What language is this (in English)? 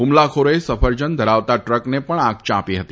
Gujarati